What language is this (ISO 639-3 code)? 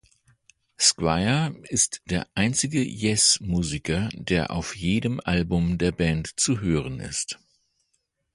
deu